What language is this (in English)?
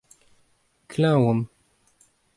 Breton